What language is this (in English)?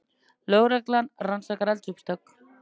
Icelandic